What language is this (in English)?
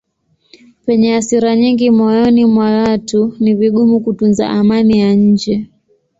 Swahili